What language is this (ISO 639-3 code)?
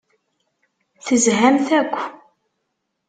kab